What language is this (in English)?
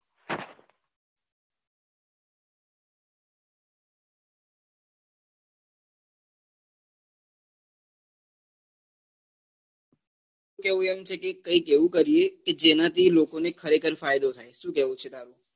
Gujarati